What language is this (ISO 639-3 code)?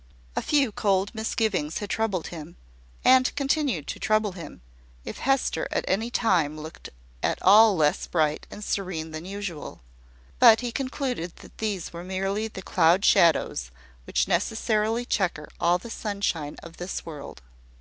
eng